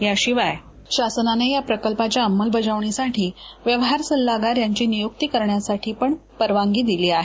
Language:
Marathi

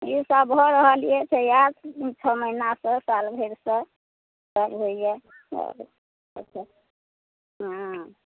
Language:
Maithili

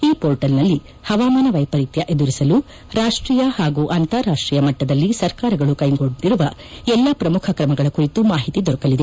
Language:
Kannada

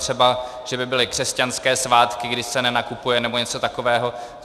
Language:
Czech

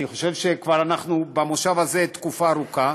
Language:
Hebrew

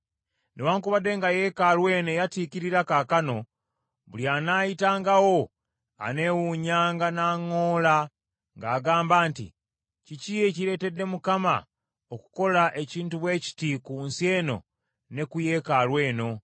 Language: Ganda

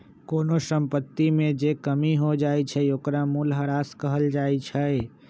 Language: Magahi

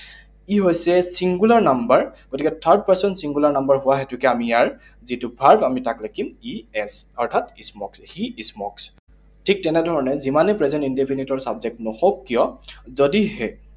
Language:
Assamese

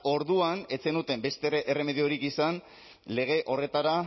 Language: Basque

